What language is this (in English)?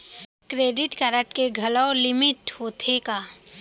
Chhattisgarhi